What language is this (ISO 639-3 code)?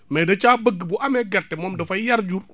wol